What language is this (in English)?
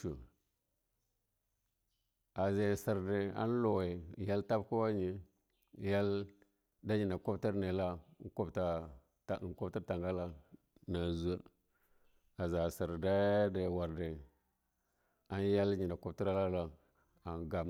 Longuda